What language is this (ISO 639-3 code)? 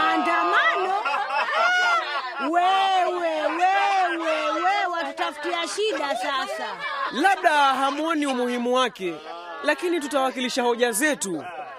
swa